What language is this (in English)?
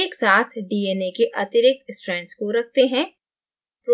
Hindi